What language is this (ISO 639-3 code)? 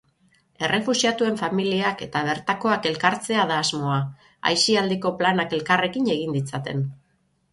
eus